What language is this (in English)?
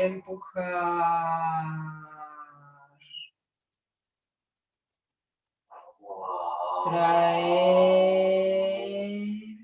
Spanish